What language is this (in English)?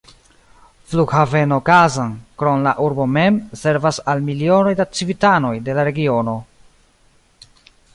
Esperanto